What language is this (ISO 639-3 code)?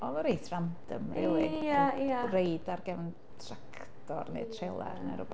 cym